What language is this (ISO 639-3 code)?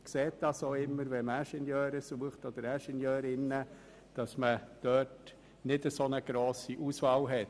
gsw